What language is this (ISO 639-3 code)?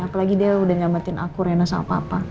ind